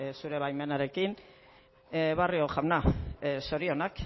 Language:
Basque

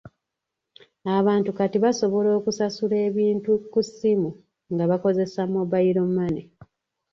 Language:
Ganda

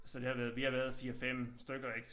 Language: Danish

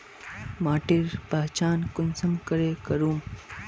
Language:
Magahi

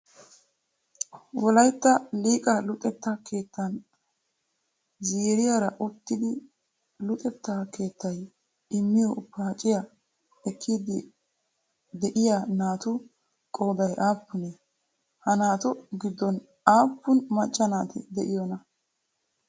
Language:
Wolaytta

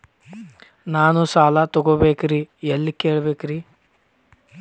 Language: Kannada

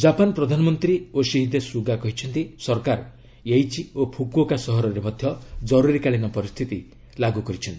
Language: Odia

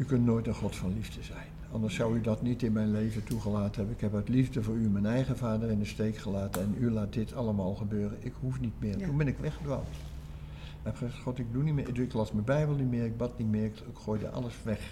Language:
Dutch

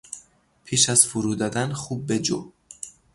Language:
Persian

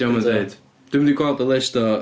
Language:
Welsh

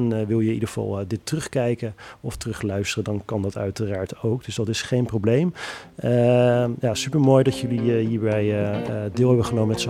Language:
Dutch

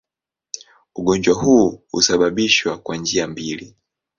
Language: Swahili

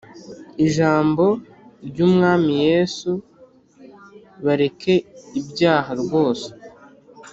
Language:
Kinyarwanda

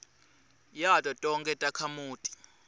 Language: Swati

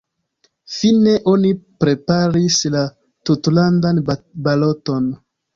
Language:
Esperanto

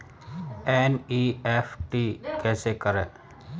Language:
Hindi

